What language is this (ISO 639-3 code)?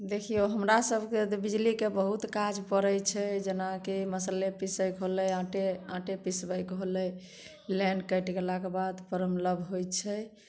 mai